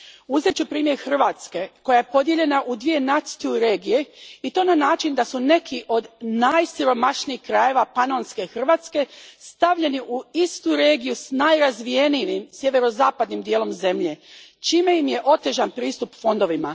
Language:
Croatian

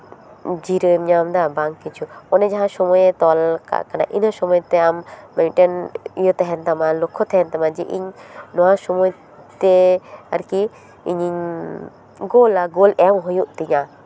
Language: Santali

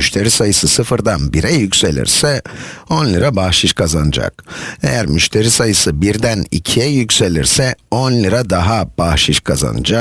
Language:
Turkish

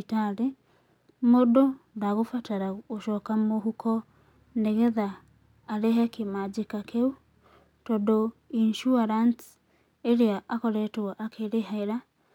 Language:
Kikuyu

